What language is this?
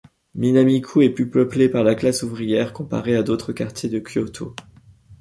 French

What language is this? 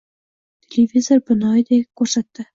Uzbek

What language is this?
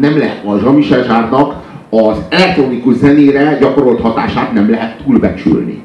Hungarian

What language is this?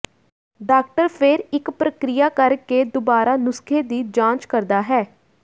Punjabi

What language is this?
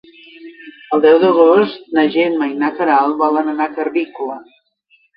Catalan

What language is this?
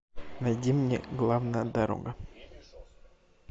Russian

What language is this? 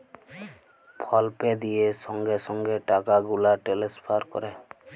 Bangla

